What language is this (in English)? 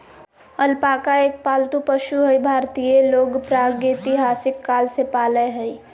Magahi